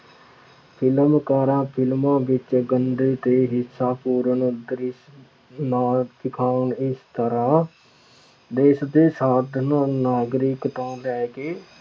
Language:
Punjabi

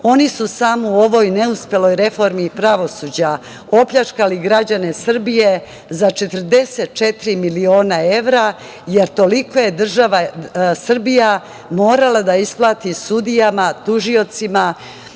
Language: Serbian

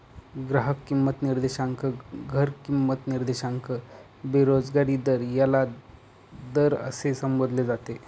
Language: Marathi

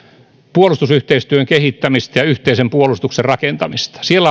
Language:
Finnish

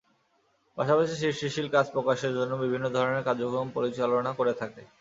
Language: Bangla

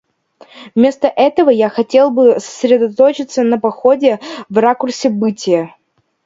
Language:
Russian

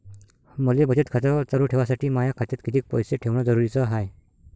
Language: Marathi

